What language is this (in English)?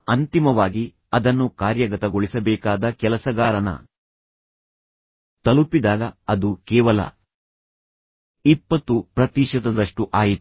Kannada